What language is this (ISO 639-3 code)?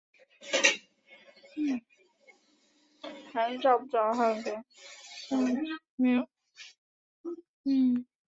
zho